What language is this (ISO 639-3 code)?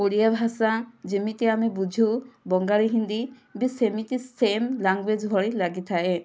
ori